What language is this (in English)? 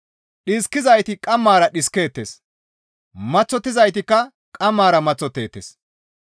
Gamo